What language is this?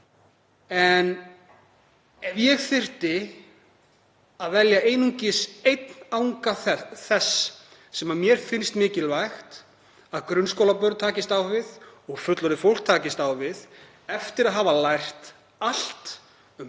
Icelandic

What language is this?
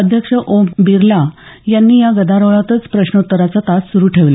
Marathi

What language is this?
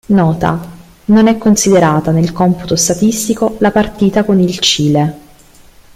Italian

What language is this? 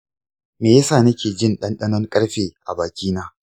Hausa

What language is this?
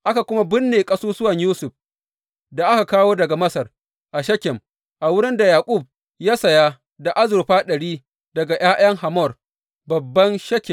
Hausa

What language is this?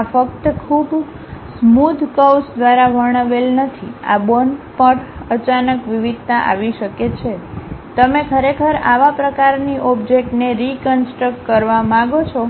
Gujarati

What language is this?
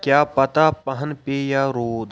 Kashmiri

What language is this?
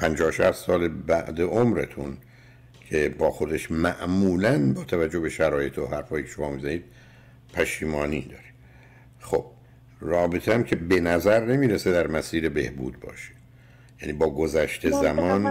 Persian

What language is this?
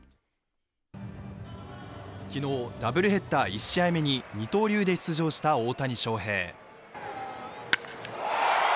Japanese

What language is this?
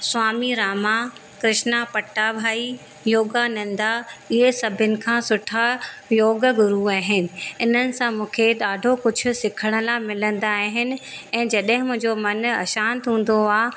Sindhi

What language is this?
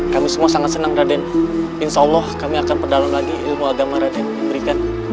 Indonesian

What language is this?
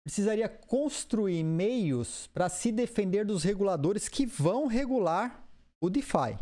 Portuguese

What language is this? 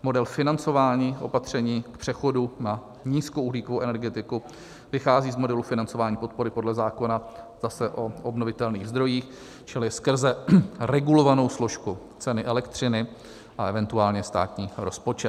Czech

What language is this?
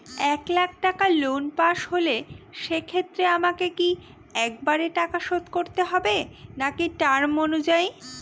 Bangla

